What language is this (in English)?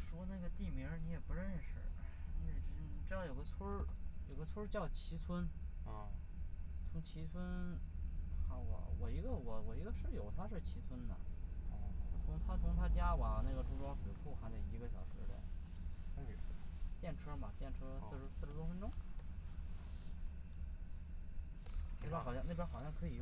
Chinese